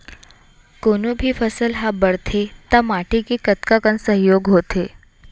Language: Chhattisgarhi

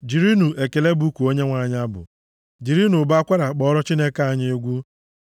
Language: Igbo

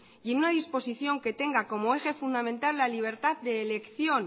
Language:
Spanish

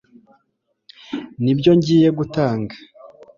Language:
Kinyarwanda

